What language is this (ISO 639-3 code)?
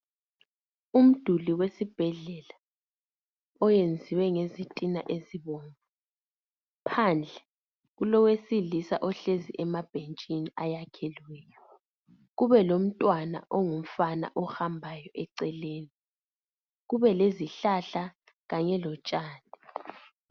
nde